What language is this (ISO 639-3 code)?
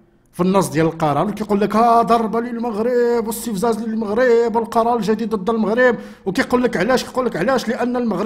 ara